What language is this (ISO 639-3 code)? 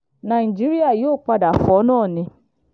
yor